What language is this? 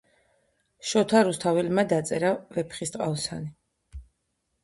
Georgian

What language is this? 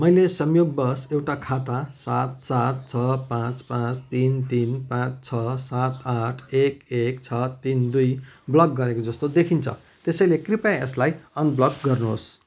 Nepali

